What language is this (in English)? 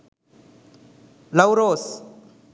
Sinhala